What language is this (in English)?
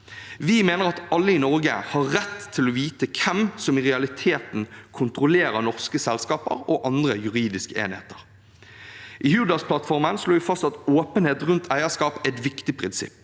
Norwegian